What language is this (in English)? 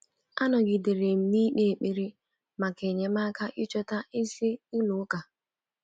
Igbo